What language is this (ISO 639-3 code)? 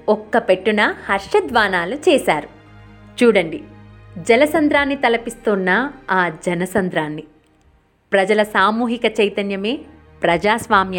tel